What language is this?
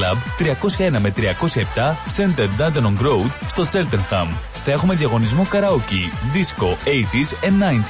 Greek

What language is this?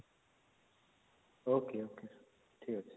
Odia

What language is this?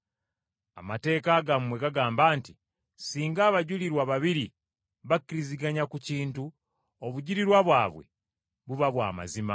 Ganda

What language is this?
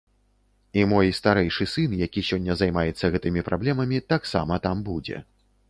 Belarusian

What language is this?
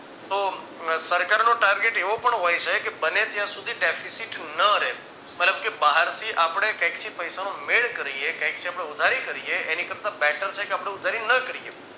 Gujarati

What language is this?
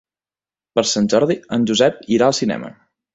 Catalan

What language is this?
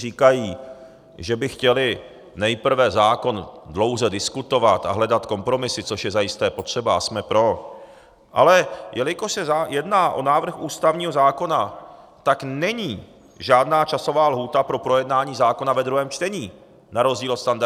Czech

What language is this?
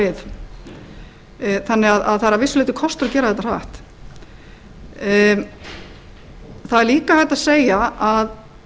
Icelandic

